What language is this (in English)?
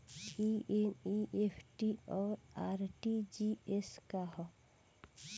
Bhojpuri